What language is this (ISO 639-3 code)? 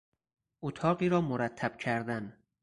fas